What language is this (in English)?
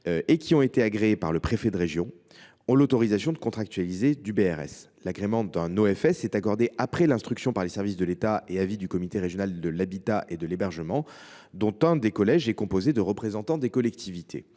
French